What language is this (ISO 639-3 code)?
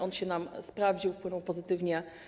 pol